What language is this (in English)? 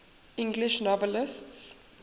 English